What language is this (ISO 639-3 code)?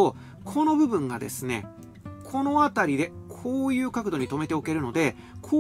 jpn